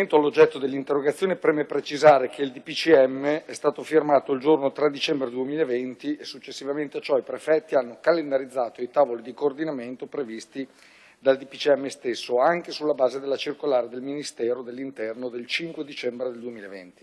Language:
Italian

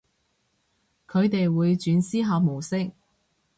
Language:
Cantonese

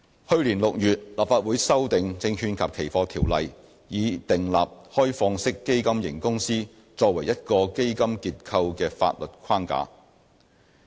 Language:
Cantonese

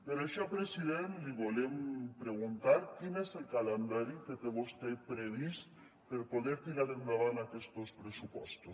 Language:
Catalan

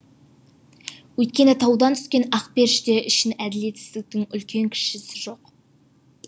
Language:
Kazakh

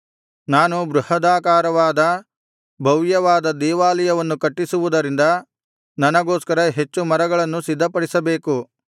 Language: Kannada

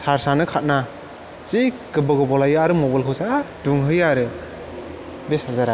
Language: Bodo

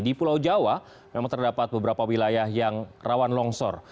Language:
Indonesian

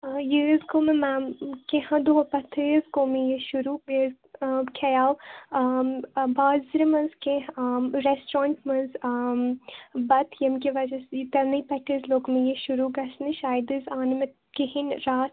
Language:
Kashmiri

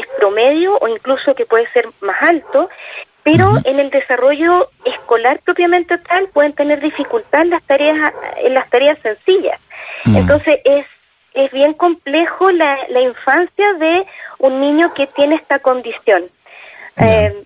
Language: Spanish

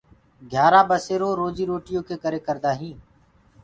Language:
Gurgula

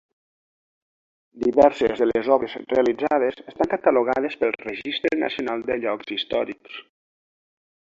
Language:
Catalan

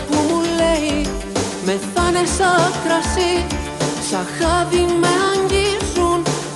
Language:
Greek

